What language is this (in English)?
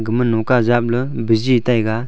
Wancho Naga